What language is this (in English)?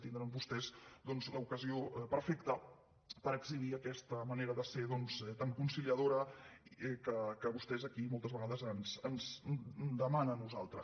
Catalan